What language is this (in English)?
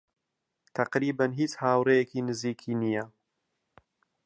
Central Kurdish